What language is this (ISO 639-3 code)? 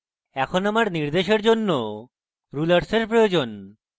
ben